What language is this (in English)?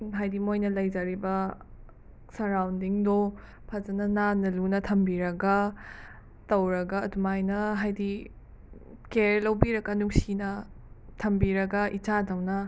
Manipuri